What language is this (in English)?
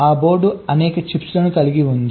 Telugu